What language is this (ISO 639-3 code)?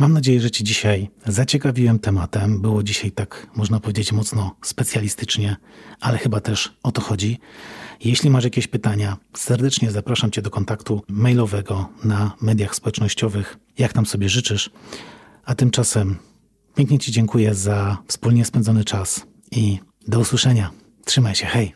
pol